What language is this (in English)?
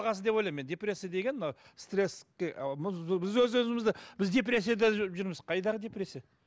Kazakh